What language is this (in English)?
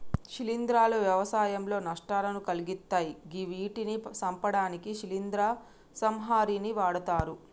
Telugu